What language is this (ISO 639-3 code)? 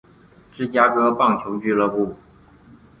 zho